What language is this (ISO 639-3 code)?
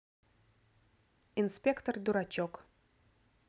rus